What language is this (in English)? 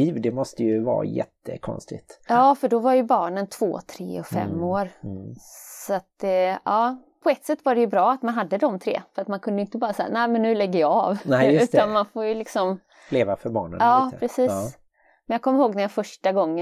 Swedish